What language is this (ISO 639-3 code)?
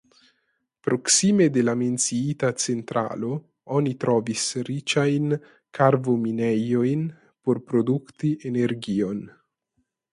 epo